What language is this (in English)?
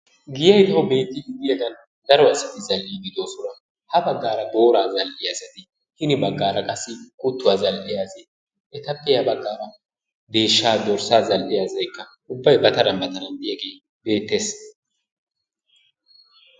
Wolaytta